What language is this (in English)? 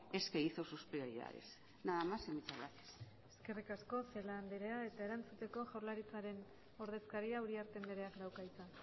Basque